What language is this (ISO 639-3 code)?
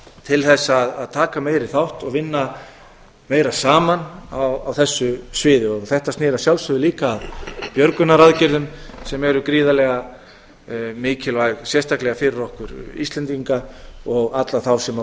isl